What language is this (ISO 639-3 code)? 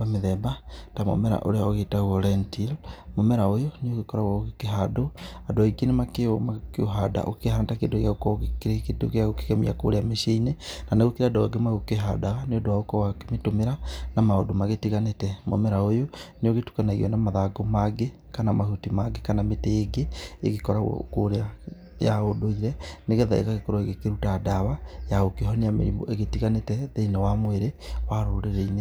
kik